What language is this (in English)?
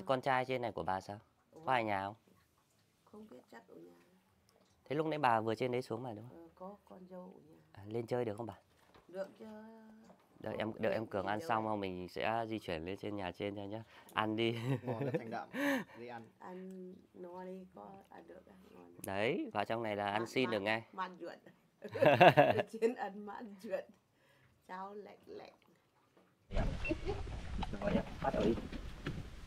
Vietnamese